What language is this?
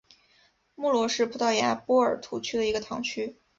Chinese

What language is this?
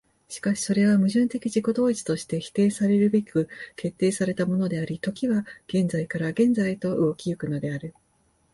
Japanese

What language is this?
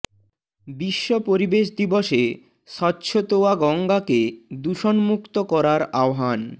Bangla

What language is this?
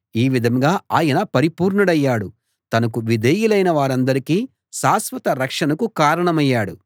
Telugu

